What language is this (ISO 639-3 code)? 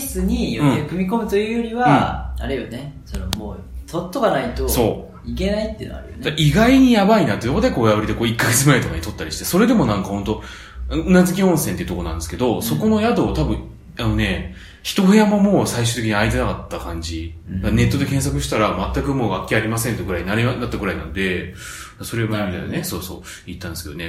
jpn